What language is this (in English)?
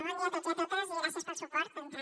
Catalan